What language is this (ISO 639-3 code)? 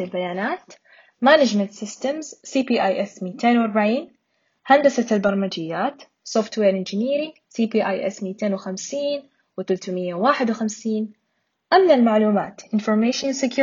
ara